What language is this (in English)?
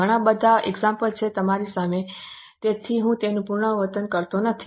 Gujarati